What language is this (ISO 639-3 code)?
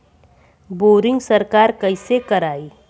bho